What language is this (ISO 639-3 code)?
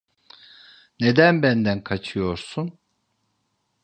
tur